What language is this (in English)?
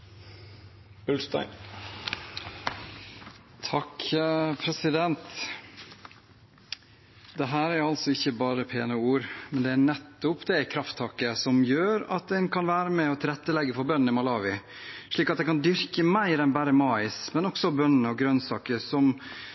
Norwegian